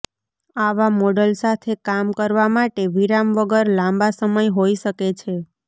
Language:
Gujarati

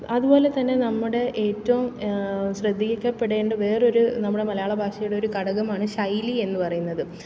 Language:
Malayalam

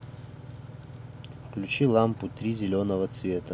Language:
Russian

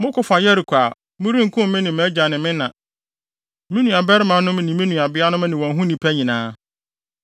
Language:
Akan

